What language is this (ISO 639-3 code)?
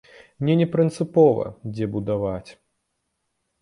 bel